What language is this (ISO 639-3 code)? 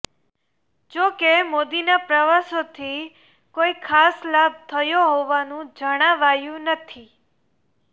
guj